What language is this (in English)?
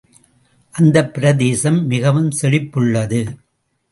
Tamil